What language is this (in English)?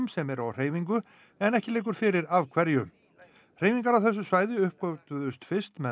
Icelandic